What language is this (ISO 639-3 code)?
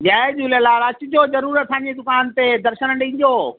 snd